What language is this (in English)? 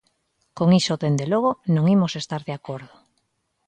Galician